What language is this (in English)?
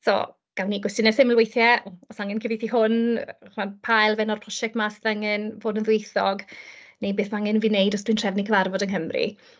Welsh